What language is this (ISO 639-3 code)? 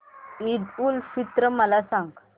mar